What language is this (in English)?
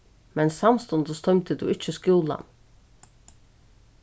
Faroese